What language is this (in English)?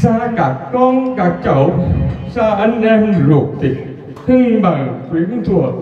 Vietnamese